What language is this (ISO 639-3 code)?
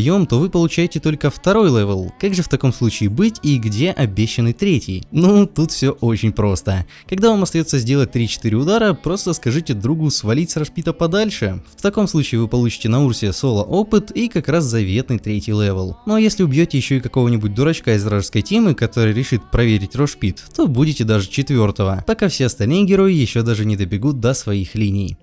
rus